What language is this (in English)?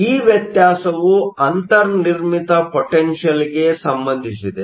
Kannada